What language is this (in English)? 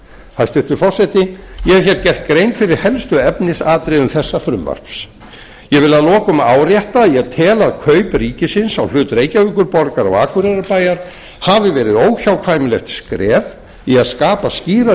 Icelandic